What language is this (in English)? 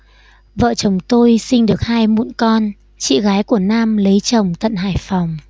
Vietnamese